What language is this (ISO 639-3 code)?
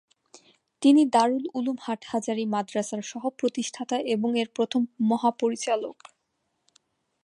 ben